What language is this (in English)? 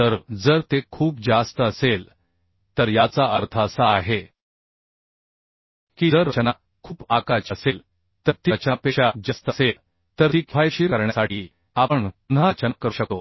Marathi